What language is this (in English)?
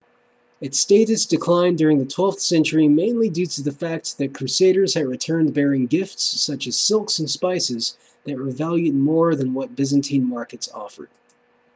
English